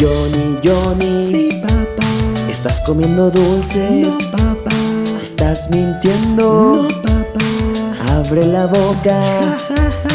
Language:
Spanish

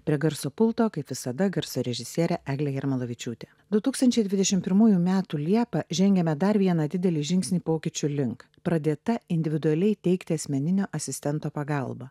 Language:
Lithuanian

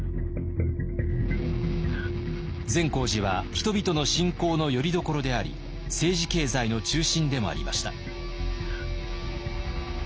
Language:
Japanese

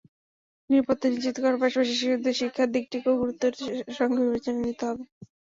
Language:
Bangla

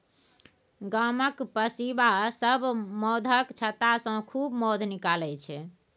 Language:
Maithili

